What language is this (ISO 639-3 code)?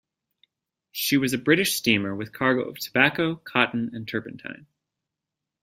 eng